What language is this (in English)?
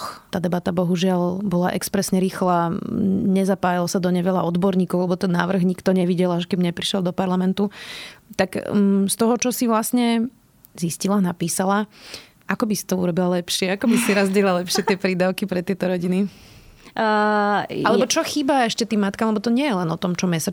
Slovak